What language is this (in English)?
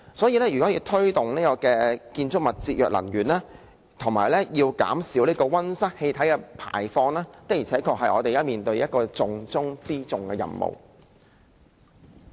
Cantonese